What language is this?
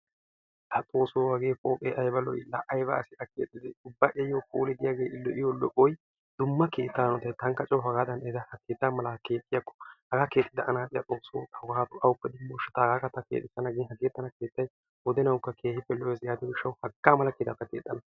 Wolaytta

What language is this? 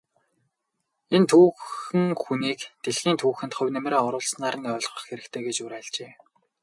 Mongolian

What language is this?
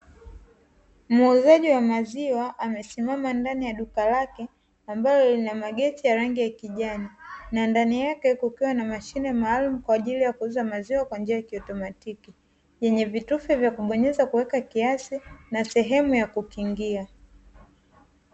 Swahili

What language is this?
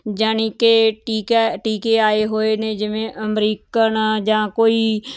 Punjabi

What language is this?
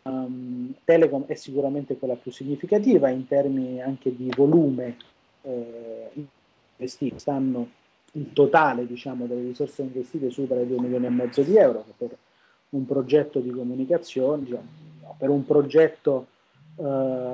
Italian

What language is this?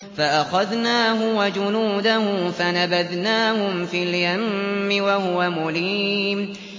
Arabic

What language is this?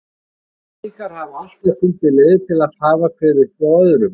Icelandic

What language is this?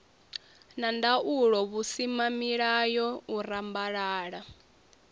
Venda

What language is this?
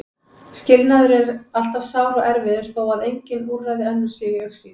Icelandic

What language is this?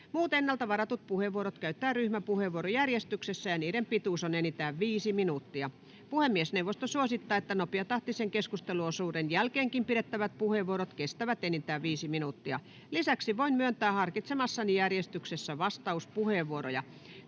Finnish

